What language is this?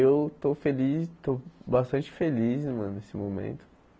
Portuguese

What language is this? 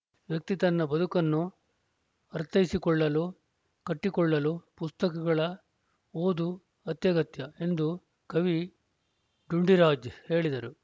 Kannada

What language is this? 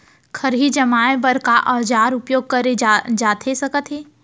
Chhattisgarhi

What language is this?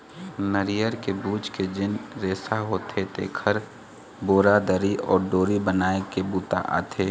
Chhattisgarhi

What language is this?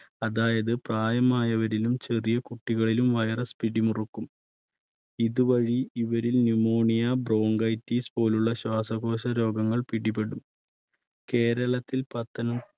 Malayalam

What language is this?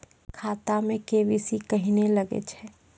Maithili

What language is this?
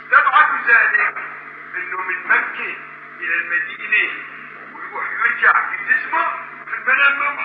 Arabic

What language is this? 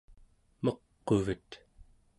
Central Yupik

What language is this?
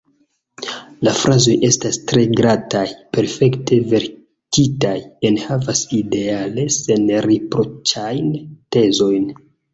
Esperanto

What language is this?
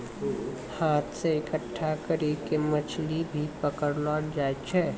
Maithili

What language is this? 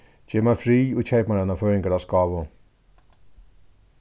Faroese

